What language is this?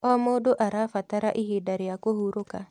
Kikuyu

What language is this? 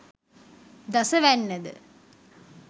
Sinhala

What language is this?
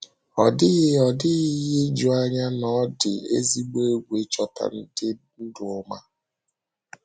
Igbo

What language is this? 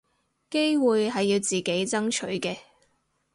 Cantonese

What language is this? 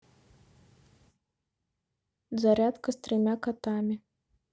Russian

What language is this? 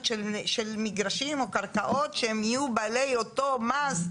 Hebrew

